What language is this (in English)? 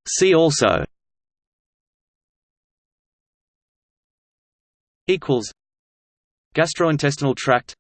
English